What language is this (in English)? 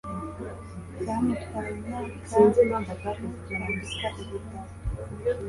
Kinyarwanda